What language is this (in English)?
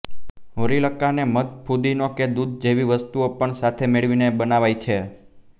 Gujarati